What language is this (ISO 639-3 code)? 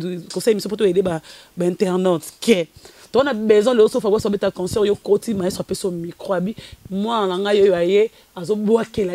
fra